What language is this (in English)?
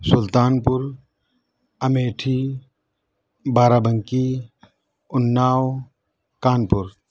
Urdu